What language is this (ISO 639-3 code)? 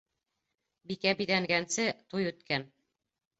bak